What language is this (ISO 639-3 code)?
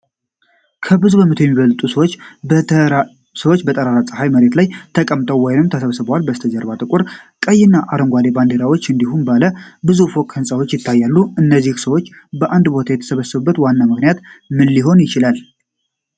amh